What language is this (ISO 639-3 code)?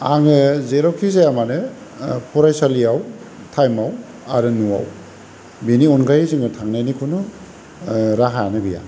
brx